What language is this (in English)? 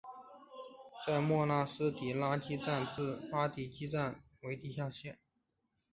Chinese